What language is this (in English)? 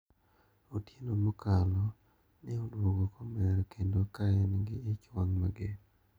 Luo (Kenya and Tanzania)